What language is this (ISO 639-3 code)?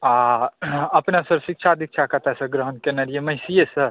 mai